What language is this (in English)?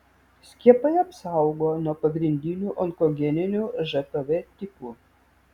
Lithuanian